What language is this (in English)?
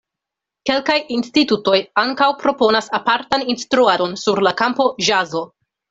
Esperanto